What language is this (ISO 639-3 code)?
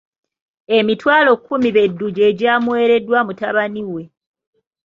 lug